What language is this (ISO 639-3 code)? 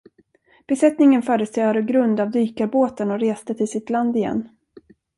swe